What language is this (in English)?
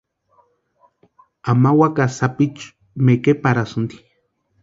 Western Highland Purepecha